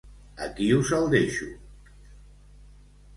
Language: Catalan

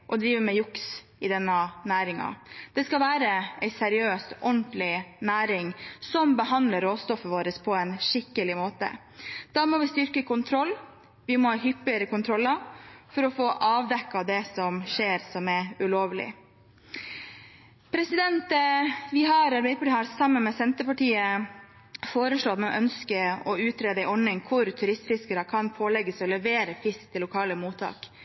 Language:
Norwegian Bokmål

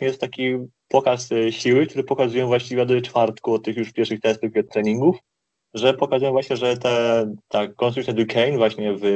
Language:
Polish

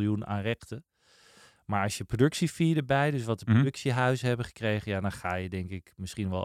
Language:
Dutch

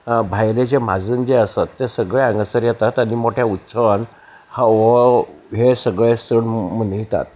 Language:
Konkani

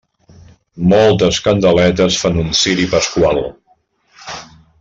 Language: Catalan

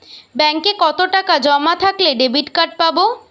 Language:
Bangla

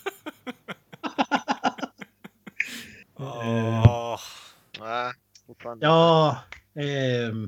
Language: Swedish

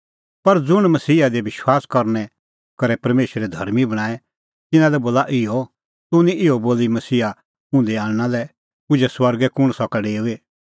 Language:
Kullu Pahari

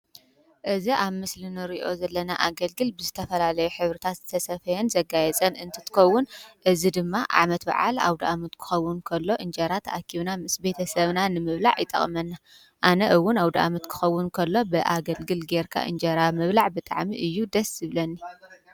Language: Tigrinya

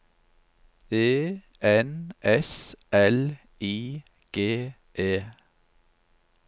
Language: Norwegian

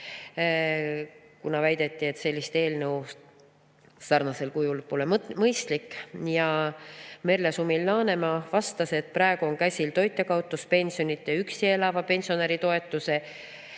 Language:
Estonian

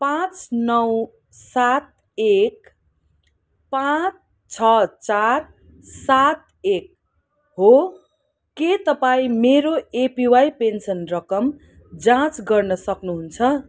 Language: Nepali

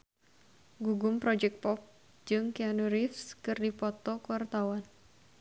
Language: Sundanese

